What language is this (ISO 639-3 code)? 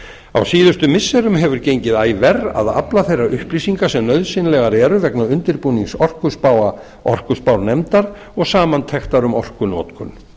isl